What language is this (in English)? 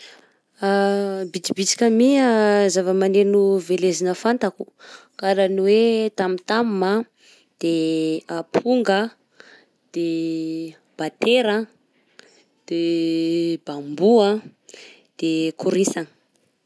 Southern Betsimisaraka Malagasy